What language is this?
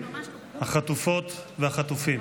Hebrew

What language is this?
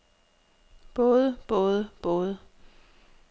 Danish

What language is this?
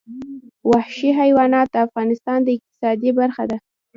Pashto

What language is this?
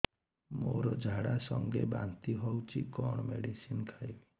Odia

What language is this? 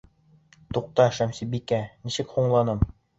Bashkir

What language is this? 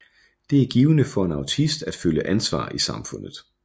Danish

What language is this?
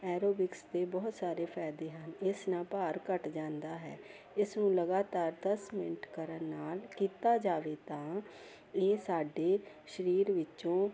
Punjabi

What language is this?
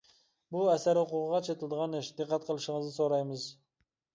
Uyghur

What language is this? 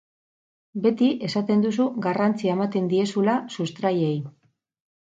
Basque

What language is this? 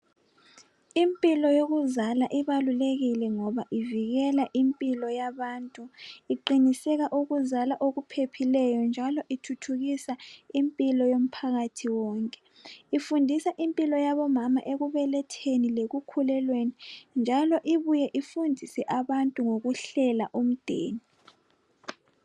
North Ndebele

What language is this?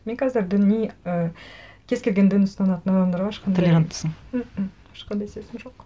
Kazakh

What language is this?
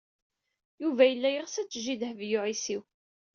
Kabyle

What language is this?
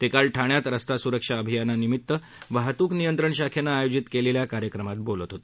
Marathi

